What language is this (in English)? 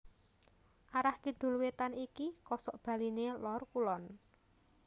Javanese